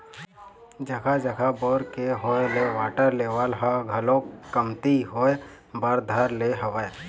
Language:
Chhattisgarhi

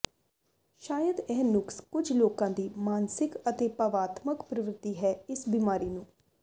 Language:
Punjabi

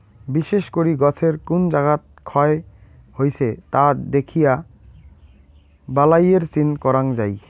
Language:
Bangla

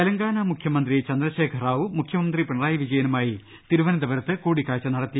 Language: Malayalam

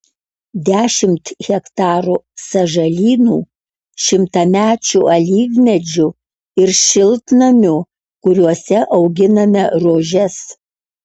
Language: Lithuanian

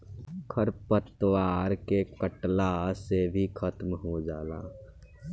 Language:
Bhojpuri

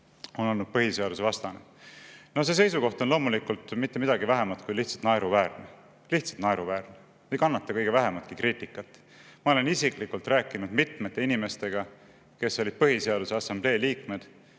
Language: Estonian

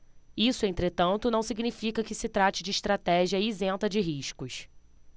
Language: Portuguese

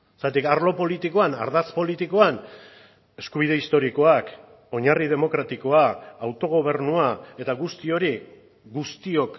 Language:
Basque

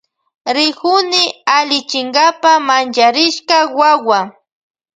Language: Loja Highland Quichua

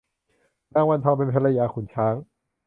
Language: Thai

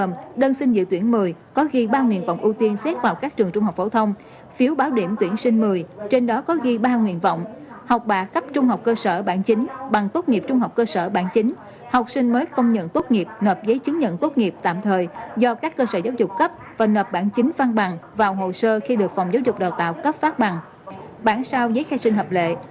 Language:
Vietnamese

